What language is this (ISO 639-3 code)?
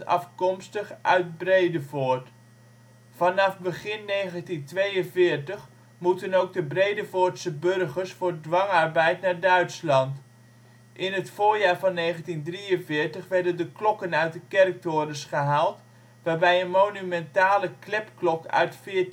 nld